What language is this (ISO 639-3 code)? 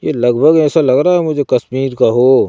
hin